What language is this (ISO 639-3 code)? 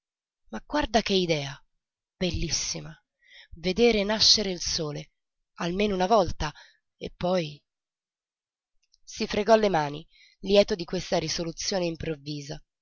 ita